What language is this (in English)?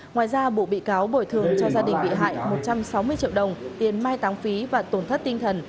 Vietnamese